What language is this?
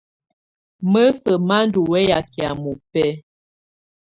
Tunen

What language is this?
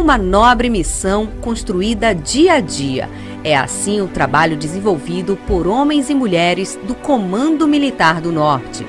Portuguese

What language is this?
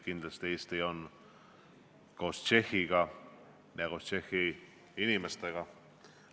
Estonian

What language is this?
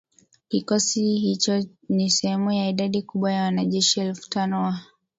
Swahili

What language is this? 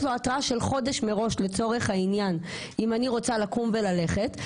Hebrew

